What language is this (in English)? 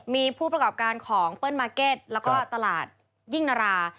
Thai